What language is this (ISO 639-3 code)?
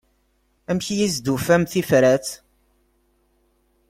kab